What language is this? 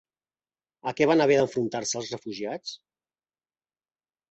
Catalan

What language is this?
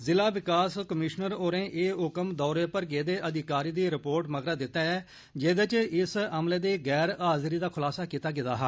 Dogri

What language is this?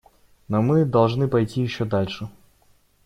Russian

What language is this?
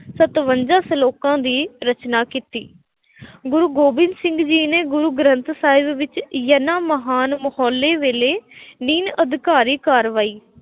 Punjabi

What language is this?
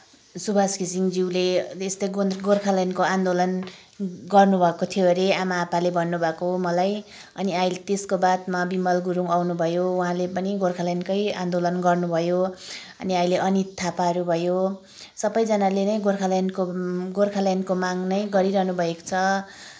Nepali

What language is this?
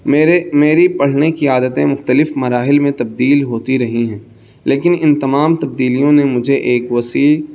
Urdu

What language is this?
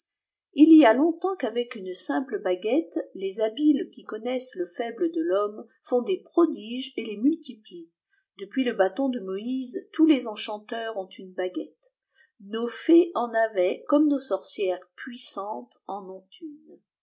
French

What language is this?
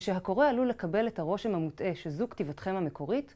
Hebrew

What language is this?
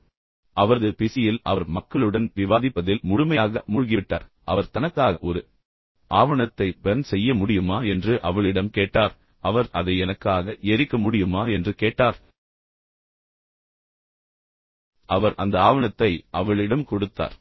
Tamil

